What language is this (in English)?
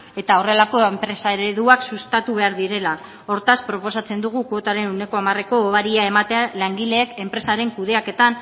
Basque